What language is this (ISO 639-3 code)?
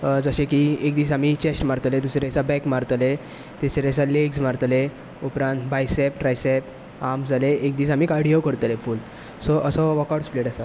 kok